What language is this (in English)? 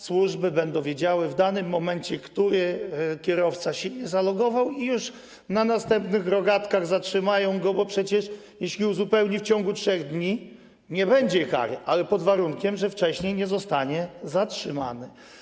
Polish